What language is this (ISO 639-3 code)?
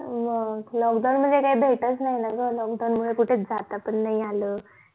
mar